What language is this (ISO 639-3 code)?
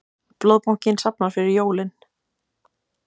isl